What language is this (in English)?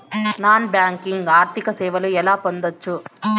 Telugu